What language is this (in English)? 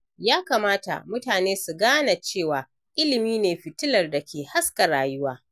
Hausa